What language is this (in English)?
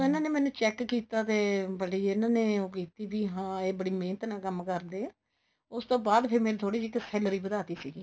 Punjabi